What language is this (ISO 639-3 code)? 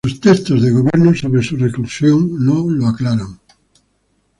spa